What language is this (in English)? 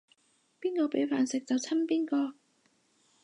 Cantonese